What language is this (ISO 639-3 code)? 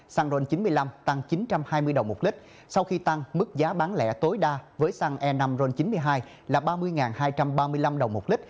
vie